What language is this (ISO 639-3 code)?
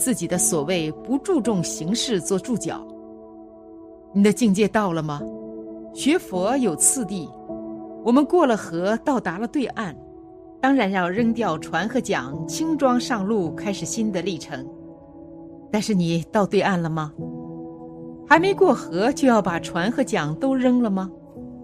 zho